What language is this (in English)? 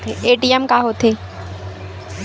Chhattisgarhi